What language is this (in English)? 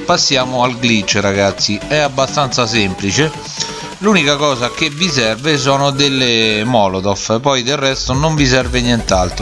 Italian